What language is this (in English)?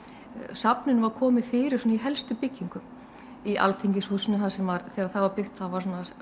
Icelandic